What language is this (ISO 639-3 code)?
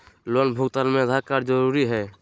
mag